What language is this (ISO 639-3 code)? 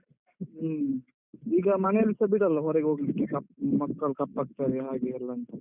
kan